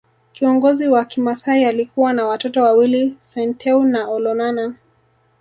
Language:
Swahili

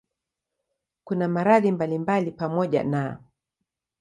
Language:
Swahili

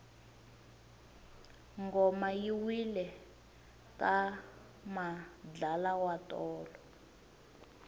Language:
Tsonga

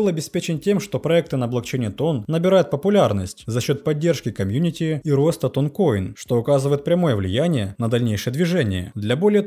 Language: Russian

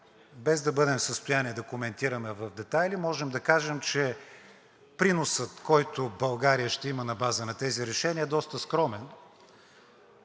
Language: Bulgarian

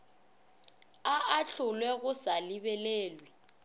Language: Northern Sotho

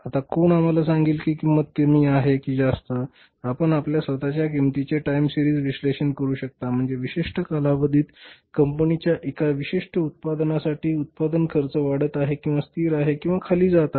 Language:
Marathi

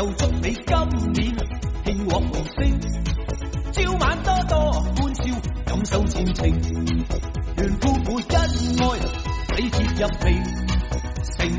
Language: Filipino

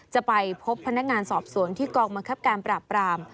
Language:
Thai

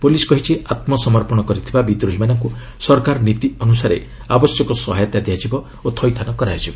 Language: Odia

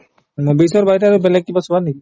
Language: Assamese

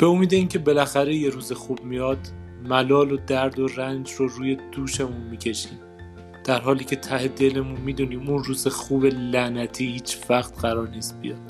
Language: Persian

